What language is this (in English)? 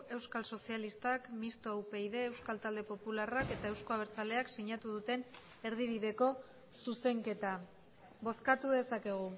Basque